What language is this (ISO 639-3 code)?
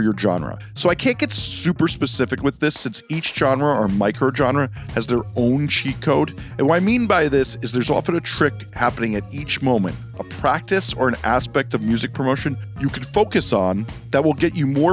eng